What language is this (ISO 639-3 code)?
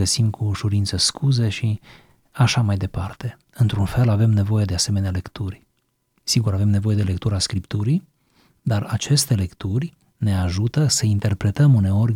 ron